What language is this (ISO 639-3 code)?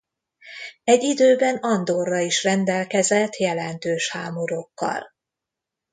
hun